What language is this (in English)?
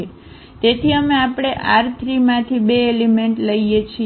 Gujarati